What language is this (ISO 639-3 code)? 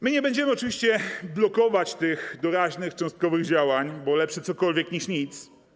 pol